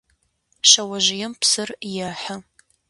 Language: Adyghe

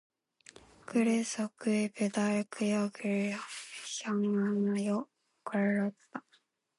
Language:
Korean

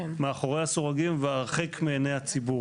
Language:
Hebrew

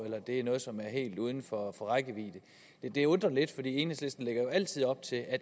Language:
Danish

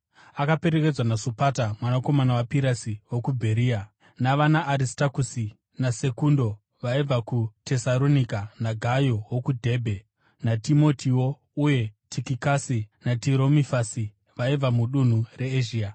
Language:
Shona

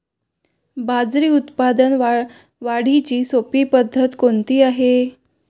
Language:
Marathi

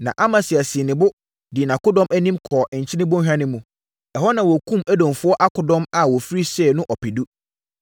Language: Akan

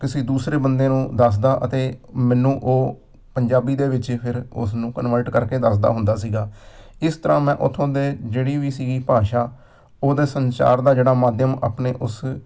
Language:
Punjabi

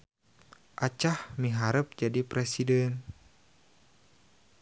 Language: Sundanese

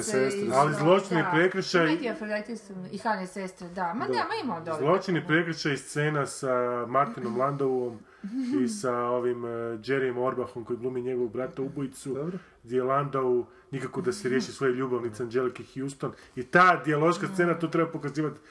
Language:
Croatian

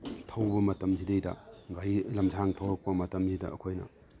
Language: Manipuri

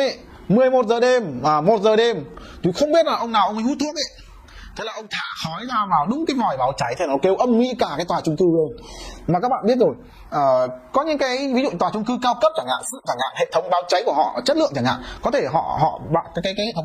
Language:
Vietnamese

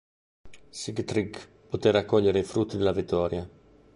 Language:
Italian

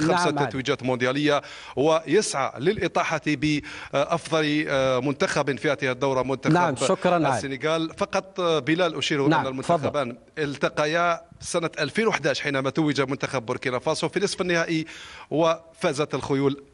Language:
Arabic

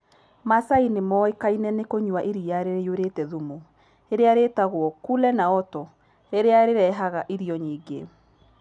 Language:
Kikuyu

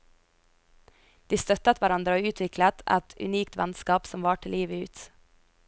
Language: Norwegian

